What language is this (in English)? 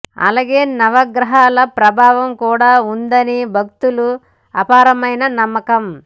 Telugu